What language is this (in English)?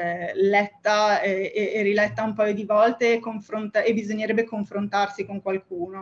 Italian